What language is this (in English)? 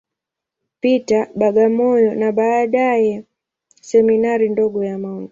Swahili